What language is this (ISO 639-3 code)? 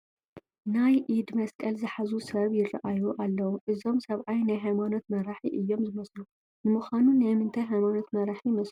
tir